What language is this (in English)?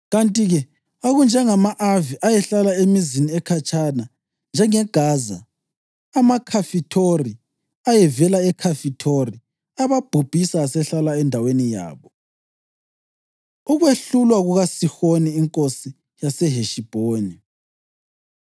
North Ndebele